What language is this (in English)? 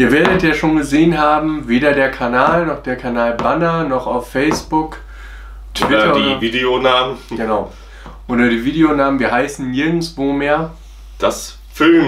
German